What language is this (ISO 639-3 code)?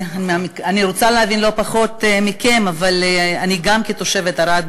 heb